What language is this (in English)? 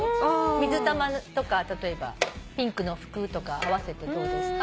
Japanese